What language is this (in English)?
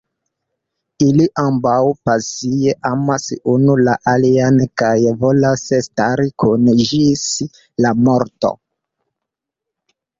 Esperanto